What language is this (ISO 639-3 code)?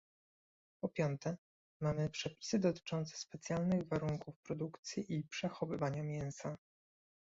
pol